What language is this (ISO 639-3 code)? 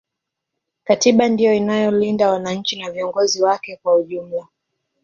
swa